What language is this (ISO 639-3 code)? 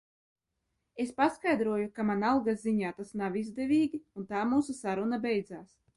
lav